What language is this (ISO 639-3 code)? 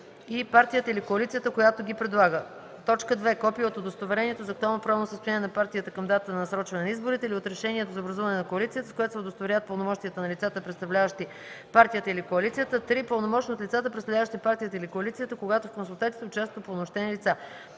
bul